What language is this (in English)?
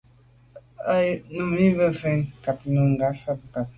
Medumba